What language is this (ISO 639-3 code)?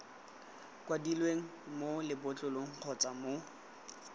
tsn